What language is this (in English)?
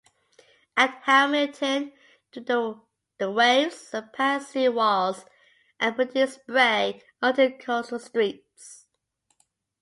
English